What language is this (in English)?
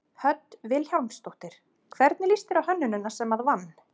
Icelandic